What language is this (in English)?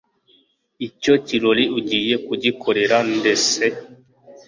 Kinyarwanda